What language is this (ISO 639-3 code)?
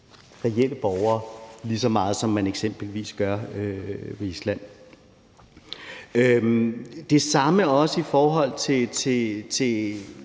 dan